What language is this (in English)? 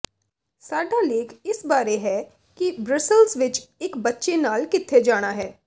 Punjabi